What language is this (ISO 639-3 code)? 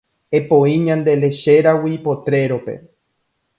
grn